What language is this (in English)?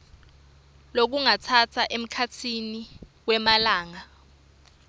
Swati